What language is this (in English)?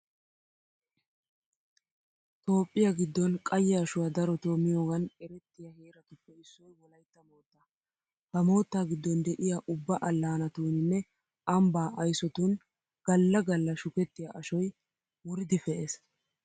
Wolaytta